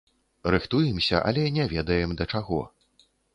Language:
Belarusian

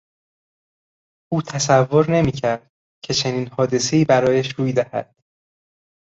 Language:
Persian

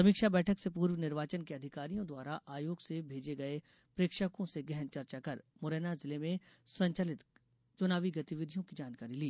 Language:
Hindi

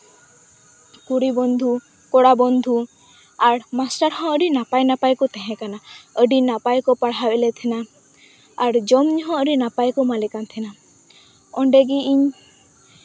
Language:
Santali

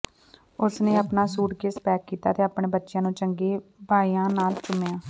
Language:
Punjabi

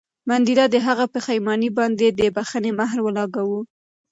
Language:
Pashto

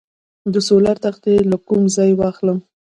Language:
Pashto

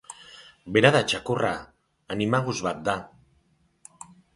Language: Basque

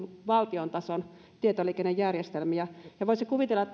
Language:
Finnish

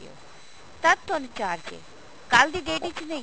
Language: Punjabi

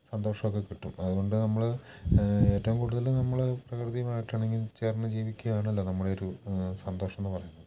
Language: Malayalam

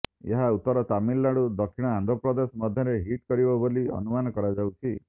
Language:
Odia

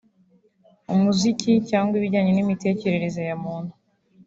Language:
Kinyarwanda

